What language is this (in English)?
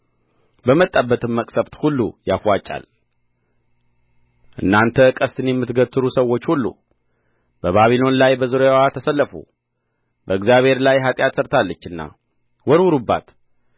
Amharic